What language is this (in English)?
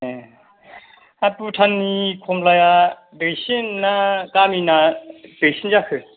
Bodo